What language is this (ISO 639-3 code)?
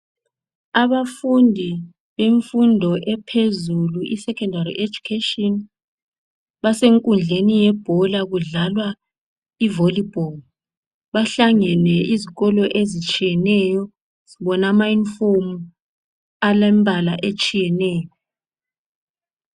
nde